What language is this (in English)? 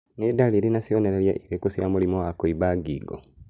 Kikuyu